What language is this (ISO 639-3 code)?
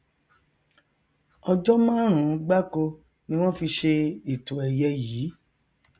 yor